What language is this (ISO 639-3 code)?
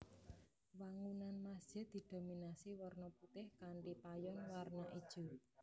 jav